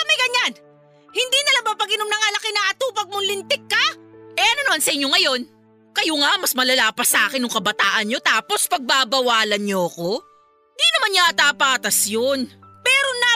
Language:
Filipino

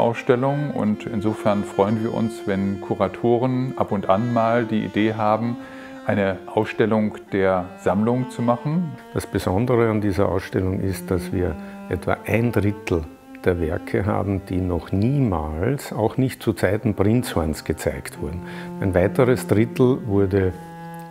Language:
German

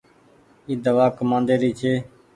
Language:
Goaria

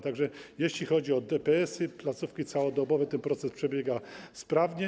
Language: Polish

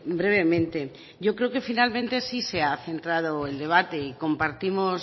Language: Spanish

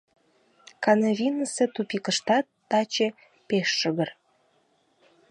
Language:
Mari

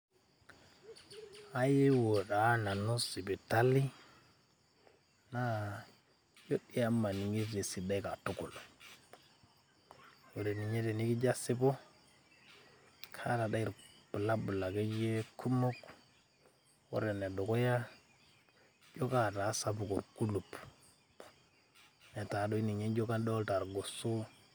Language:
Masai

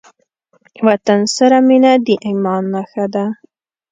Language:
Pashto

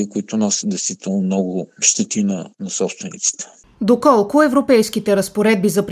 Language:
Bulgarian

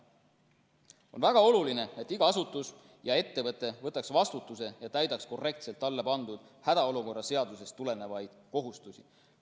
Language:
Estonian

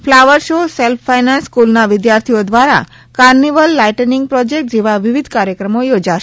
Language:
Gujarati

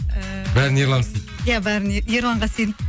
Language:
Kazakh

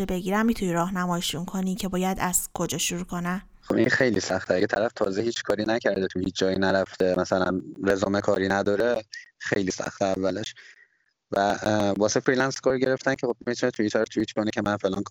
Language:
Persian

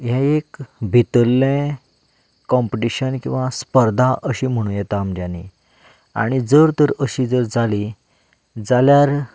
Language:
Konkani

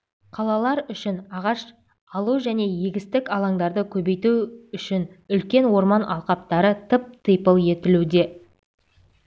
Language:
Kazakh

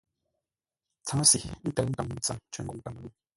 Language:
Ngombale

